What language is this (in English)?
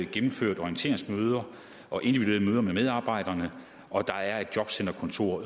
Danish